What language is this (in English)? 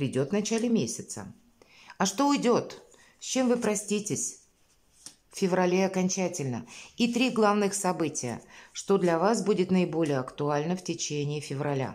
Russian